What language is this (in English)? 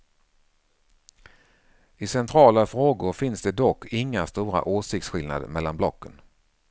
Swedish